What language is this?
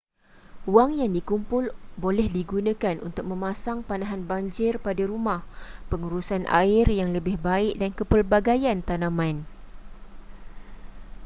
Malay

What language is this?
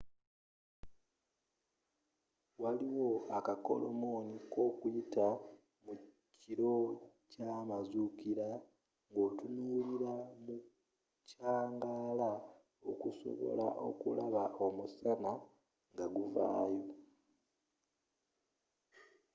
Ganda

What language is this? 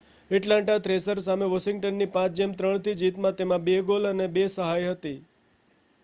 Gujarati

